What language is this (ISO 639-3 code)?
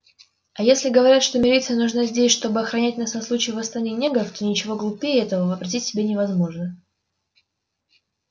rus